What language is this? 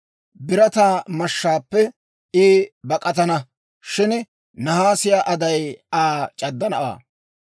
Dawro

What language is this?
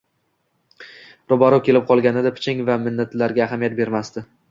Uzbek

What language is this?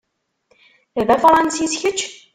Kabyle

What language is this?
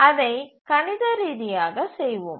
Tamil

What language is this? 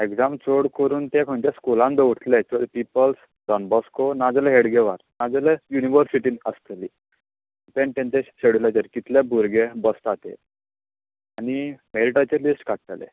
Konkani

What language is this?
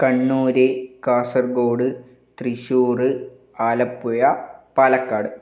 Malayalam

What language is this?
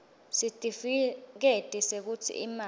Swati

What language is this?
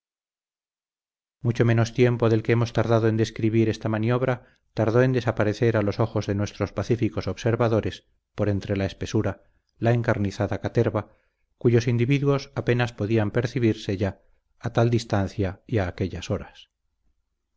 Spanish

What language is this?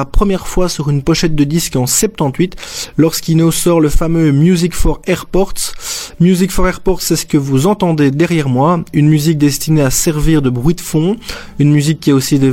French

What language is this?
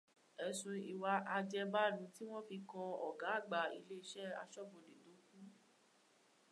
Yoruba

